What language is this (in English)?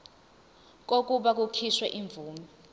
Zulu